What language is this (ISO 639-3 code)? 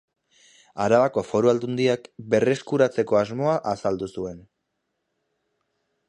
eus